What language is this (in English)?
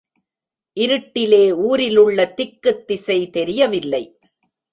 Tamil